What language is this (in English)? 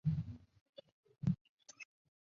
Chinese